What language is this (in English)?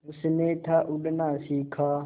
Hindi